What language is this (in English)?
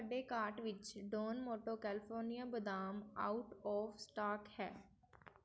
Punjabi